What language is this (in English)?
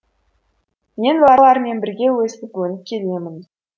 Kazakh